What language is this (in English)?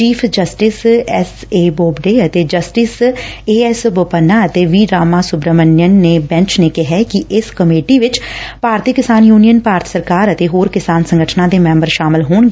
Punjabi